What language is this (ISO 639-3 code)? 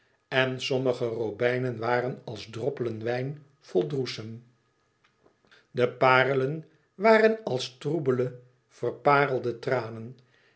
nld